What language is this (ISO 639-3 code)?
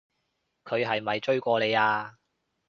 yue